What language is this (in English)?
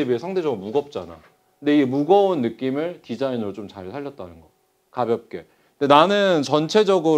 Korean